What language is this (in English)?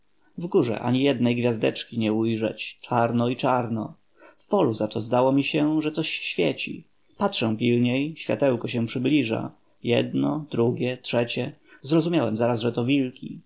Polish